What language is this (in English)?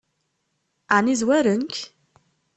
Kabyle